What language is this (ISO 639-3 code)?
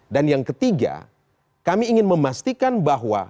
ind